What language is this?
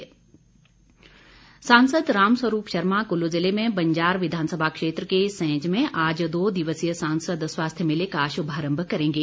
Hindi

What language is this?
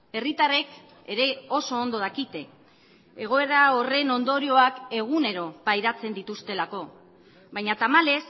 Basque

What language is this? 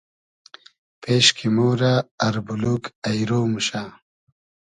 Hazaragi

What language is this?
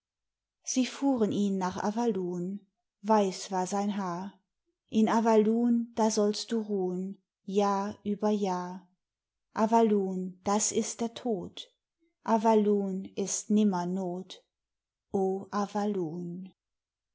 German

